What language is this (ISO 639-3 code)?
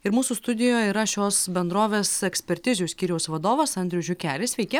lit